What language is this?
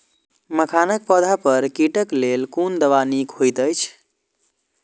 Maithili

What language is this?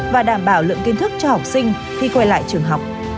Vietnamese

